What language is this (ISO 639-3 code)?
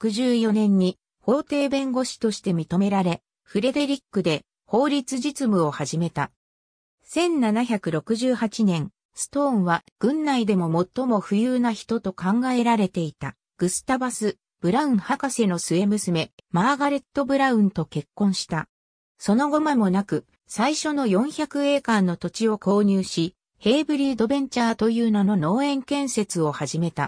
jpn